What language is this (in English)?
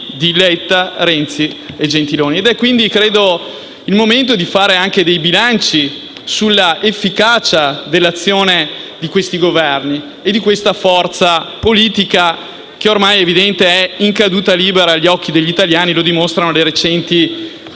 Italian